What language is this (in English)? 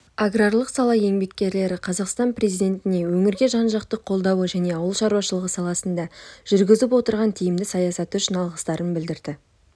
Kazakh